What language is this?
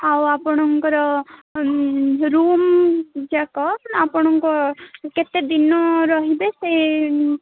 Odia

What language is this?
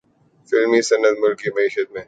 Urdu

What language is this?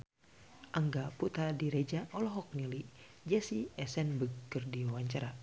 Sundanese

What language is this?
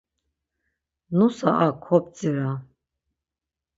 Laz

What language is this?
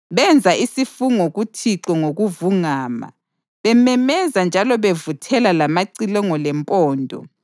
North Ndebele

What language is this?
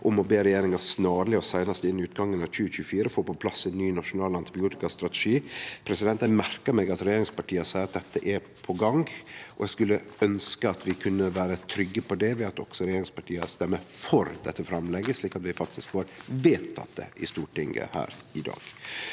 Norwegian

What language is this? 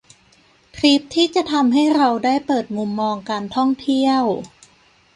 Thai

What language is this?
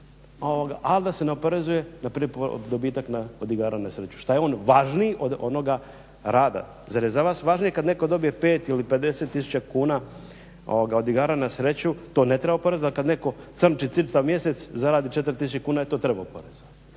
Croatian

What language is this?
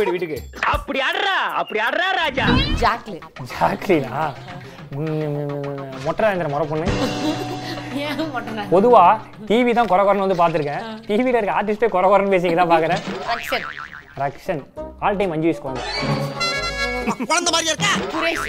Tamil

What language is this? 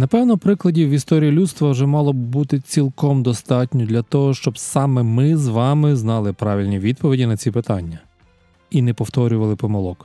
Ukrainian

